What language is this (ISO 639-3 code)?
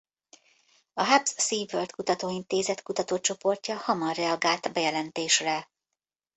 hun